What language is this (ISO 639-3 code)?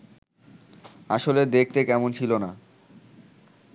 ben